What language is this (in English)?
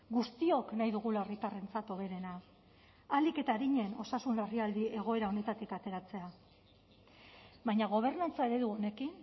Basque